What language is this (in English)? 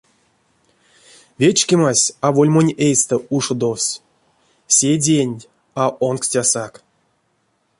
Erzya